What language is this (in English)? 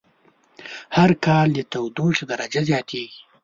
Pashto